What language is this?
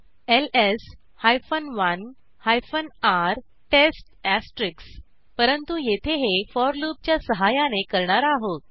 Marathi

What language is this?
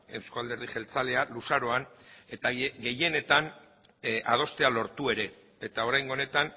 Basque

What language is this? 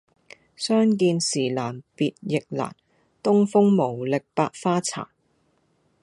Cantonese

